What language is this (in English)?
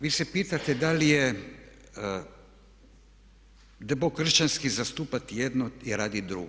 Croatian